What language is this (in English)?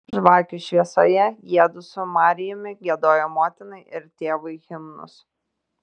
Lithuanian